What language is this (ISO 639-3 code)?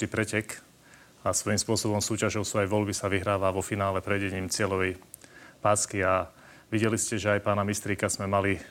slk